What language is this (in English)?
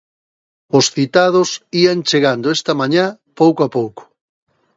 Galician